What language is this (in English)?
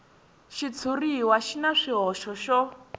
Tsonga